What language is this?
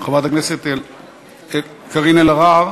Hebrew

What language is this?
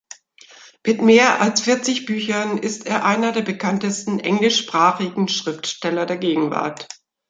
German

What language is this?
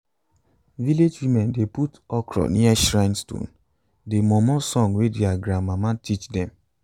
Nigerian Pidgin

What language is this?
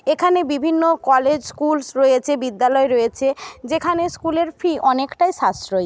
Bangla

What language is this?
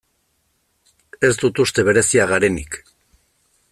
Basque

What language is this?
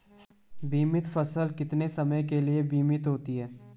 Hindi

